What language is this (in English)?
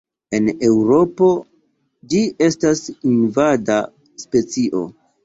Esperanto